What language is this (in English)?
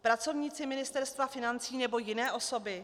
Czech